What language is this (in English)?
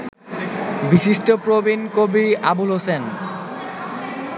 Bangla